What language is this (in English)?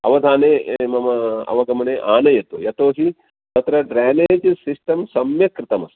Sanskrit